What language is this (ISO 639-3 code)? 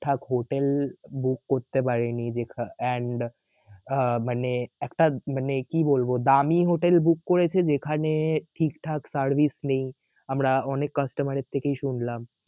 ben